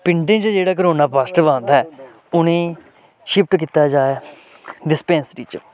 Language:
Dogri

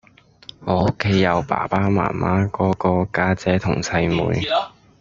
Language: Cantonese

